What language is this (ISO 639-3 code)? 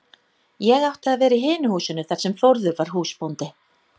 isl